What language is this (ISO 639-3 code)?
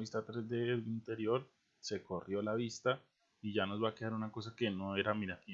spa